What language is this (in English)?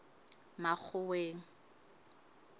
Southern Sotho